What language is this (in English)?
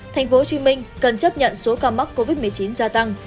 Vietnamese